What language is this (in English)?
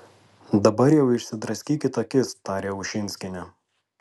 Lithuanian